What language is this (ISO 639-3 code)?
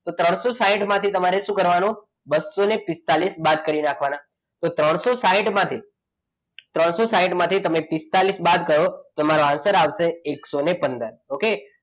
guj